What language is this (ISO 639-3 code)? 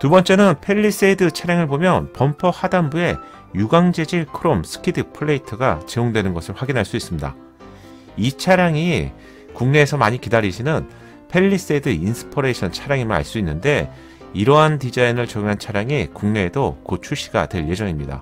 kor